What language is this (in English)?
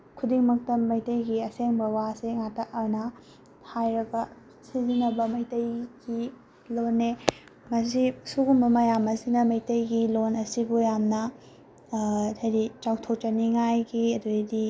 Manipuri